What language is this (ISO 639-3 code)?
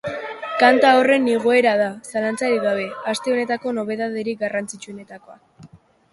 eus